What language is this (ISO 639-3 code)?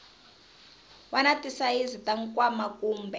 tso